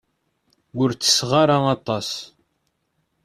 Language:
Kabyle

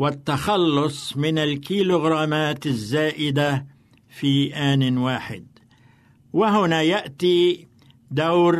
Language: Arabic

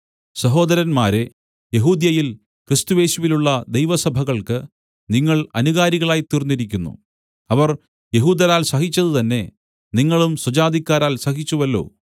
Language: Malayalam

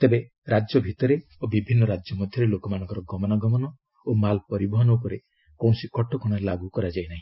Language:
Odia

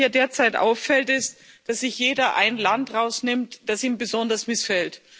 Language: German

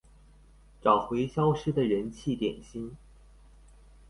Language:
Chinese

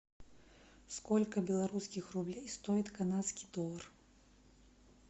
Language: Russian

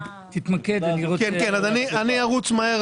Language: Hebrew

